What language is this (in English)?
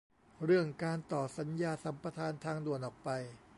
Thai